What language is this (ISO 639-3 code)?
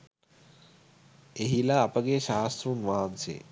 sin